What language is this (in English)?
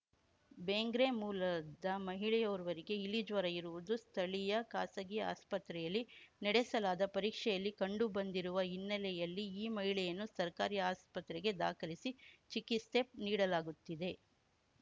Kannada